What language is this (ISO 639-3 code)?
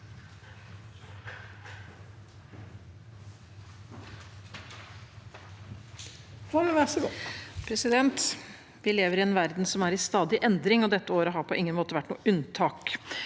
nor